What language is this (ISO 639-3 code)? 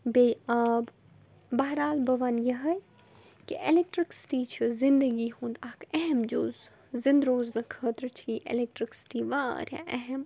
kas